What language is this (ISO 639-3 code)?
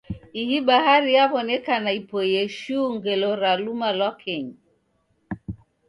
dav